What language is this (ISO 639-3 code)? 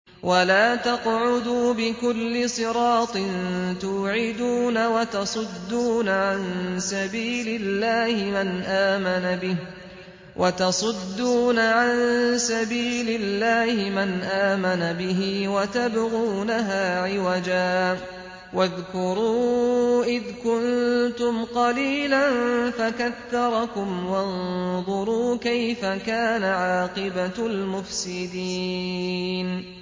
ara